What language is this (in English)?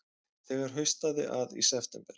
Icelandic